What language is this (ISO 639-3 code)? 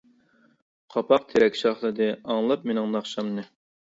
uig